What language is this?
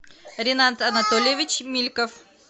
Russian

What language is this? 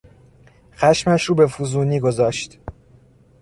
Persian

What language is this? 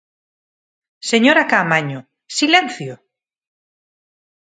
Galician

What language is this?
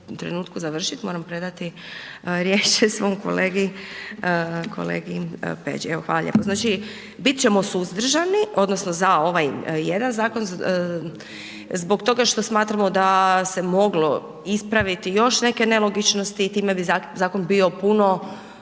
Croatian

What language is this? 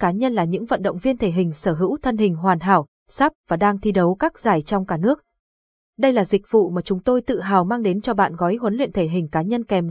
Vietnamese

